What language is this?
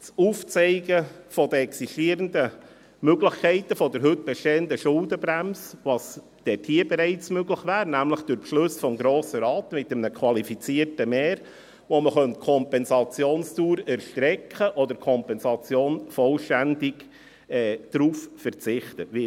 Swiss German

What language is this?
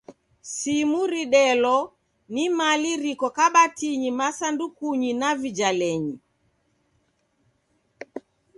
Taita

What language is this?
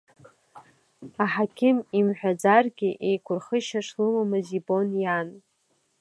Abkhazian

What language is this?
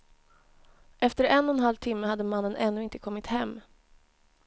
Swedish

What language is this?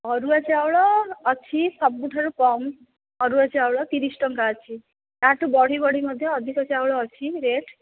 Odia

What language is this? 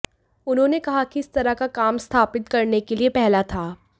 Hindi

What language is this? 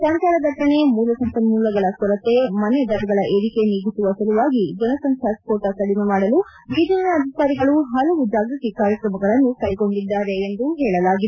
Kannada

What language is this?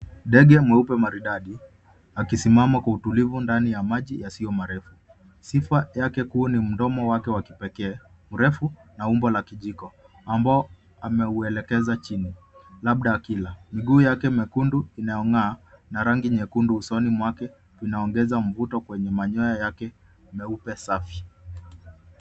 Swahili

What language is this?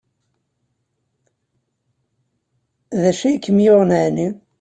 Kabyle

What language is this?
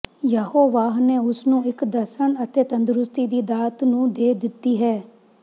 Punjabi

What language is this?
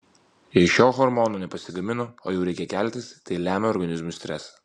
Lithuanian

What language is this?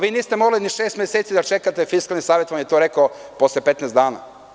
Serbian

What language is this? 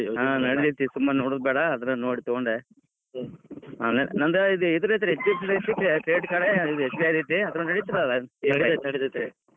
Kannada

